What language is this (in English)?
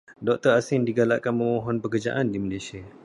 Malay